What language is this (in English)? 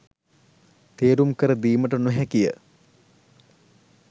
Sinhala